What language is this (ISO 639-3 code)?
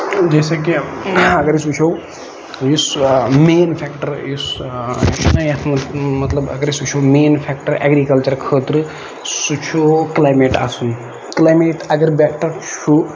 kas